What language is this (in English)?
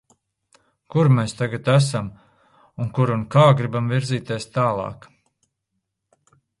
Latvian